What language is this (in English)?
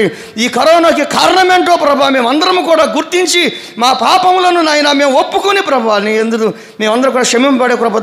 Romanian